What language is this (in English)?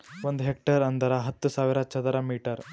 Kannada